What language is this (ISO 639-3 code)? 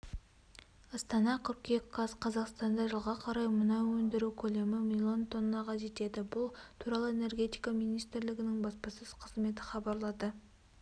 kaz